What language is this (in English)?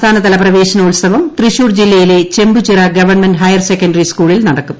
Malayalam